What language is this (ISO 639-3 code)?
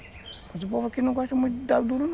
por